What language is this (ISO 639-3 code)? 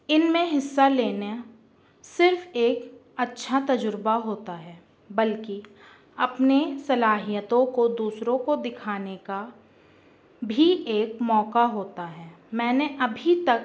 urd